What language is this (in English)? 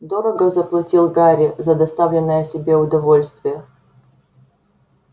Russian